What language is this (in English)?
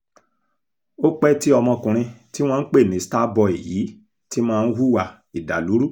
Yoruba